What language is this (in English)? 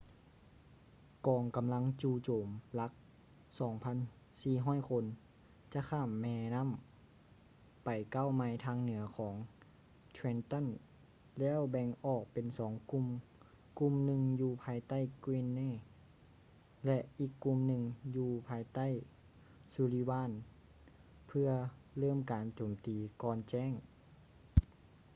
Lao